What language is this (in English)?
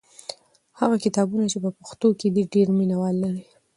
Pashto